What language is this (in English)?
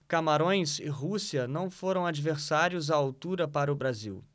Portuguese